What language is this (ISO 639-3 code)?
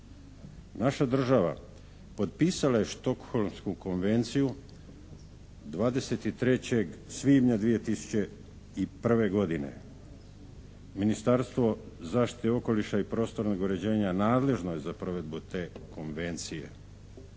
hrv